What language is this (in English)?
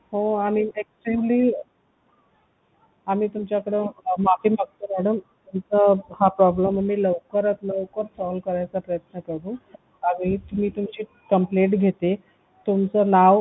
Marathi